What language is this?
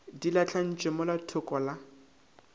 Northern Sotho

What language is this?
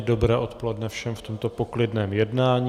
Czech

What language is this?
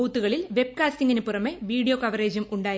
Malayalam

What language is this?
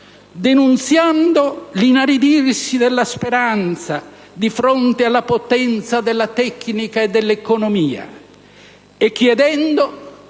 Italian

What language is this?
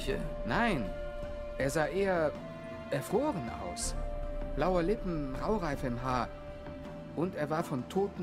German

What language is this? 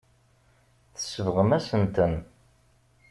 Kabyle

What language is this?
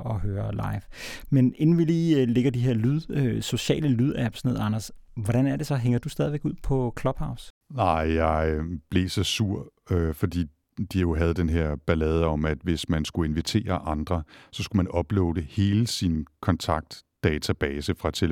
Danish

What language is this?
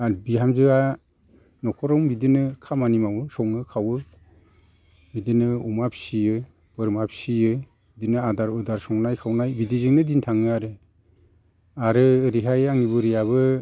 Bodo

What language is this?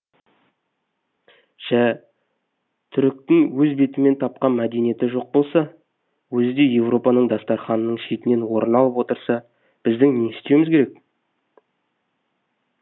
Kazakh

